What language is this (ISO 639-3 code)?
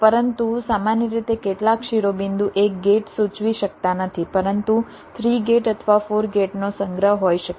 guj